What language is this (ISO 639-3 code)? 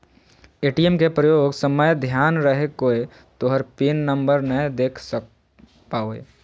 mag